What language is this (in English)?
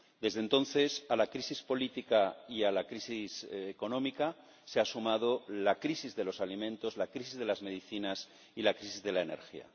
Spanish